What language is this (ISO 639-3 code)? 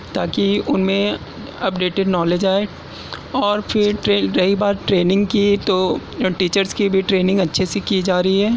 urd